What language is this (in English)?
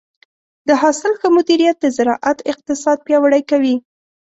Pashto